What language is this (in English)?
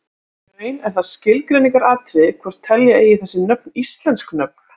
Icelandic